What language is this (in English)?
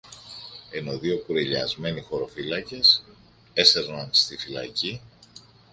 Greek